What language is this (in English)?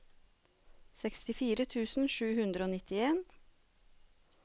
Norwegian